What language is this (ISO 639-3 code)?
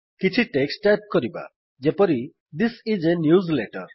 ori